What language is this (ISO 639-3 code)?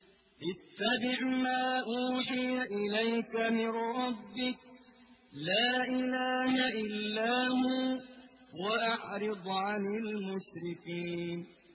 ara